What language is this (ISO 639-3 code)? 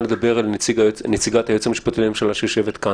heb